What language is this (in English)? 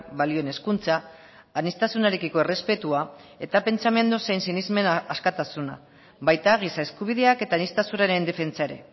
Basque